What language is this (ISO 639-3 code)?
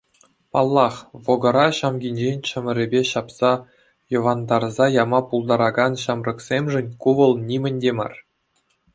chv